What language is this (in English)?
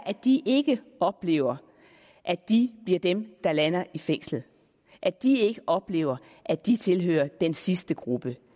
Danish